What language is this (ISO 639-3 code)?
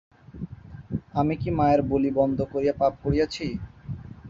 ben